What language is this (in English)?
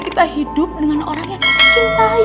Indonesian